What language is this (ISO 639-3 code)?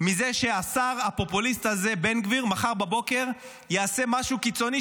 heb